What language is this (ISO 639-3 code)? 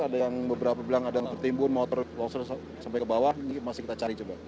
ind